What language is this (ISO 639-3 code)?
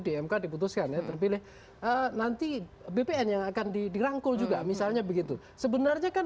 ind